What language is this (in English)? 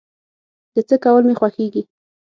Pashto